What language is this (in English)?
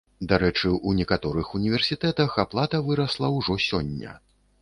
Belarusian